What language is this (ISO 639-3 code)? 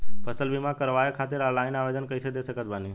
bho